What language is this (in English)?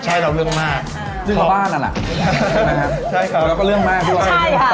Thai